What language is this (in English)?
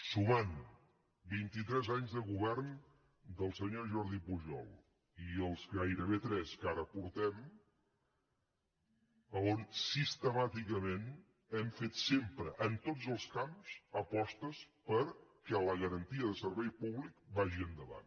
Catalan